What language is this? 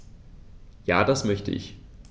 German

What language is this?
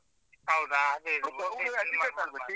Kannada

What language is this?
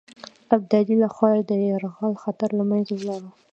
Pashto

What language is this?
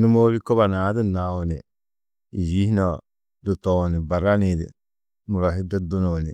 Tedaga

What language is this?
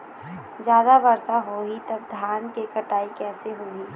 Chhattisgarhi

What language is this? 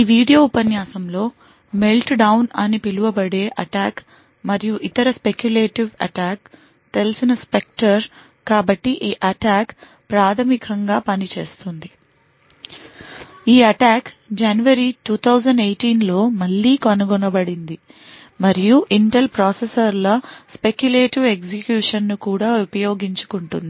Telugu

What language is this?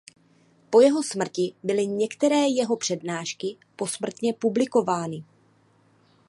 Czech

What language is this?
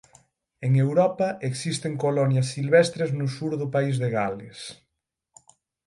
Galician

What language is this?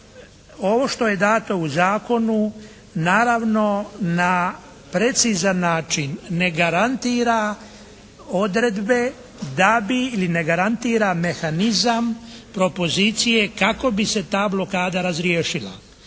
Croatian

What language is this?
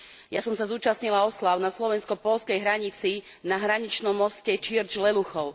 Slovak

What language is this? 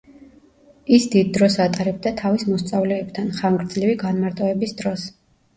Georgian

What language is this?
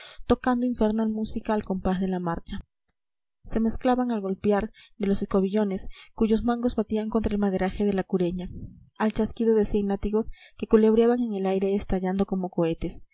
Spanish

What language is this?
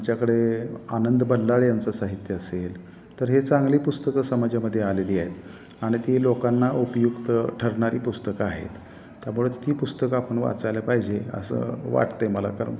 Marathi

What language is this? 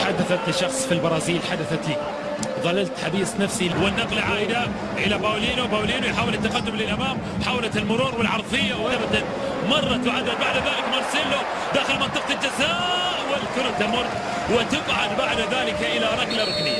Arabic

